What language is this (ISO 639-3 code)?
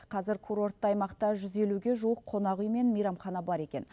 kaz